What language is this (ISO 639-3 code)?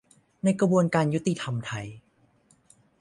tha